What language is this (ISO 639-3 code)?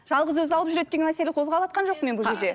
kaz